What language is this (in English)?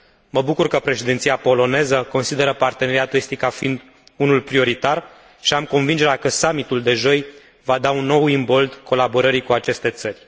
Romanian